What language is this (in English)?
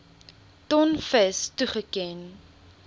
Afrikaans